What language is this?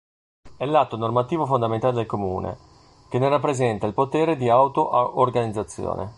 Italian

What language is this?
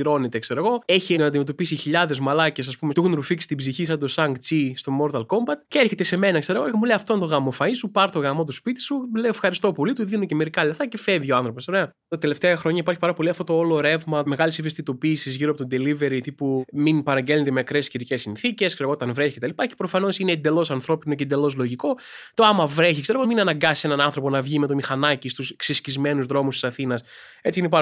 Greek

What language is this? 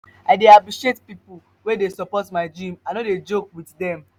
Nigerian Pidgin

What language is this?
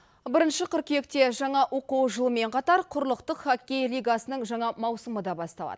Kazakh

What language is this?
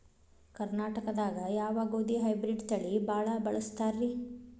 Kannada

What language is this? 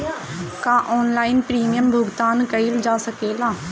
Bhojpuri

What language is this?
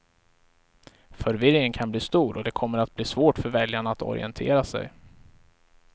Swedish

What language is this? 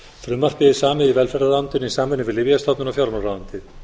Icelandic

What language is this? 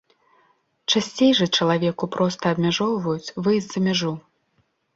Belarusian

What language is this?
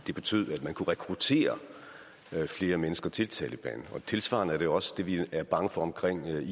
Danish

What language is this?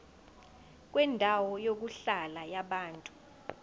Zulu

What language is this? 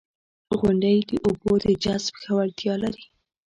Pashto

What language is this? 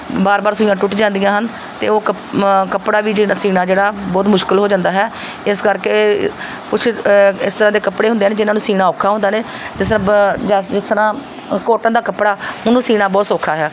Punjabi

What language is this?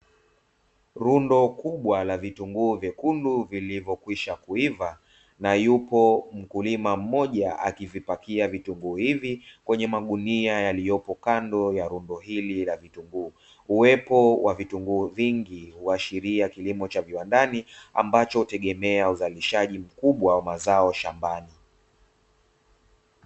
Swahili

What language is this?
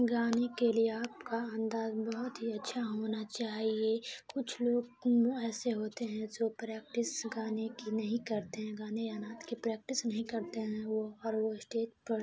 Urdu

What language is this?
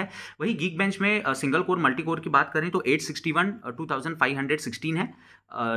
Hindi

